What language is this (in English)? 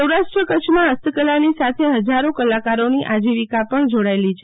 Gujarati